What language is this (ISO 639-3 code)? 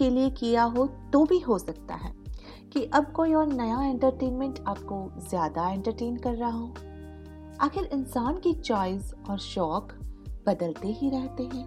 hin